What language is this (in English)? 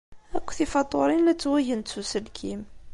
Kabyle